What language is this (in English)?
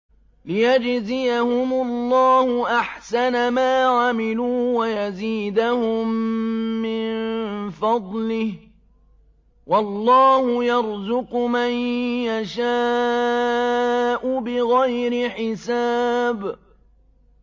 Arabic